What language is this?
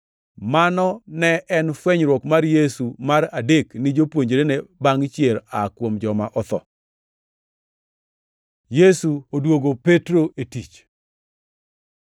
Luo (Kenya and Tanzania)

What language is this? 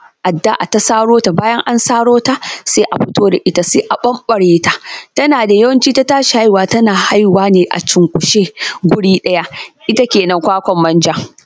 Hausa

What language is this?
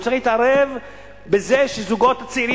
Hebrew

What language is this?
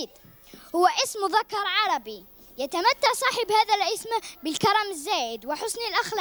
Arabic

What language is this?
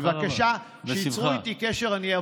Hebrew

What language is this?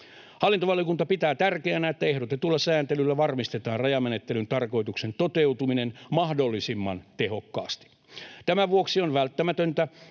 Finnish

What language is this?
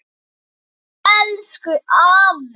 Icelandic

